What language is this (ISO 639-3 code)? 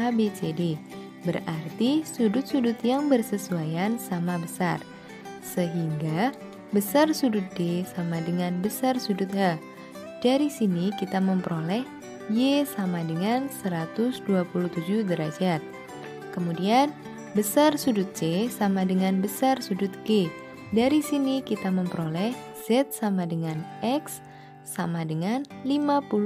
ind